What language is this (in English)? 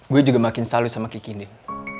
Indonesian